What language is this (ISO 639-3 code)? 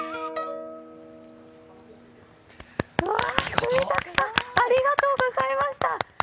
jpn